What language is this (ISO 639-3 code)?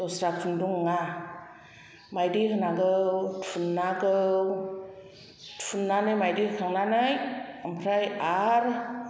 brx